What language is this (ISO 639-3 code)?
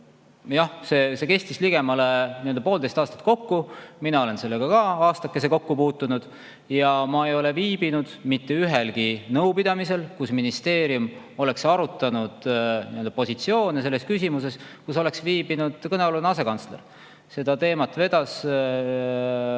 est